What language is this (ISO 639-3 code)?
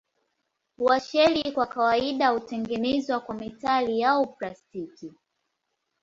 swa